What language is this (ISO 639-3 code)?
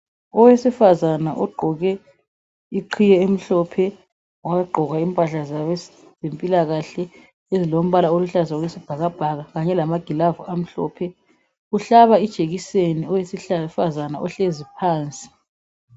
nde